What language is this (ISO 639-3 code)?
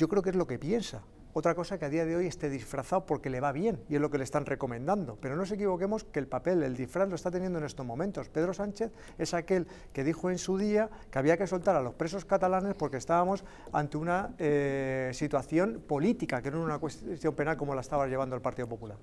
spa